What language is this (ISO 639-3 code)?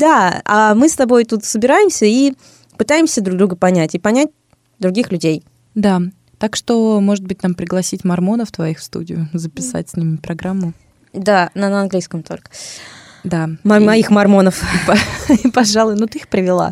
rus